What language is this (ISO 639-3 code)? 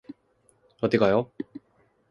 kor